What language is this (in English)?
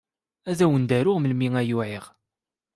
Kabyle